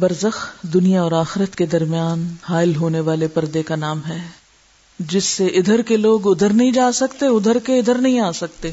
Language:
Urdu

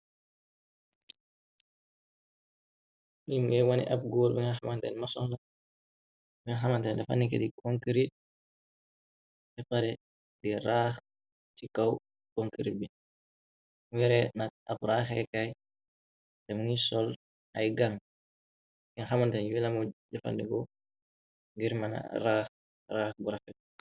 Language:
Wolof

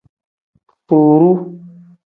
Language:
Tem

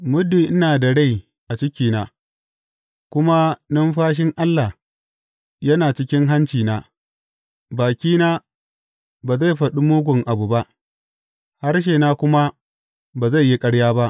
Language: Hausa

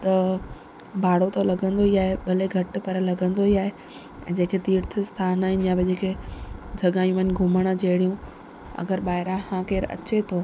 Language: Sindhi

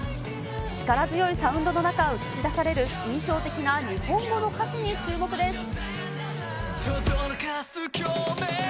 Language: Japanese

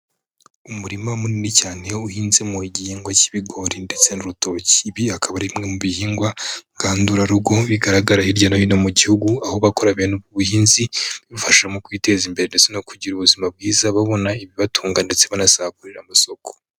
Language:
Kinyarwanda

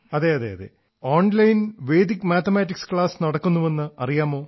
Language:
Malayalam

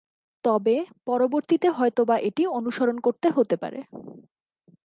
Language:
Bangla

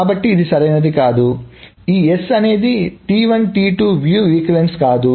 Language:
Telugu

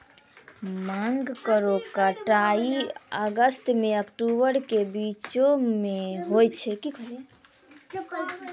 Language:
Maithili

